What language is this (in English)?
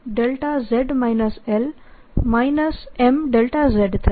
Gujarati